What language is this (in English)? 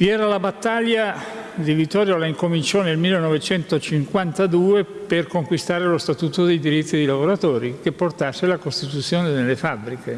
Italian